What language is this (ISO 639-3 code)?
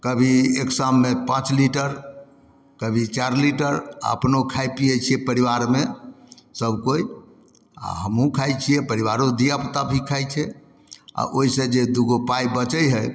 mai